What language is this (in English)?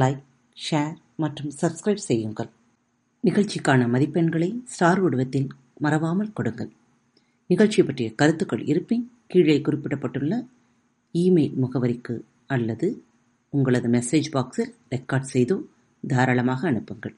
Tamil